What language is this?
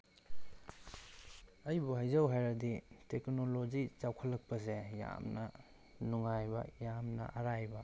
Manipuri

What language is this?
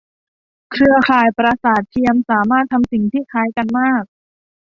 Thai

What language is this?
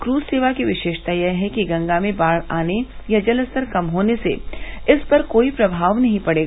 Hindi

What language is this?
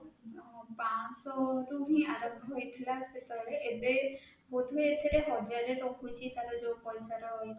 Odia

